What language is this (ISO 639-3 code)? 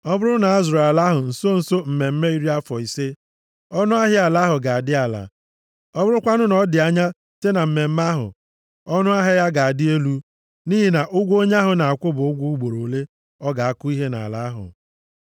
ibo